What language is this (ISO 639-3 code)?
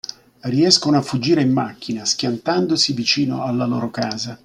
ita